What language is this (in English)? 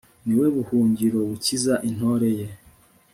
Kinyarwanda